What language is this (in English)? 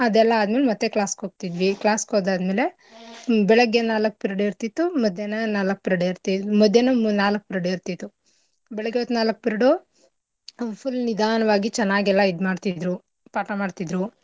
Kannada